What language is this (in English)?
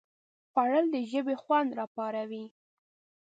Pashto